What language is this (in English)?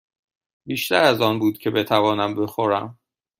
Persian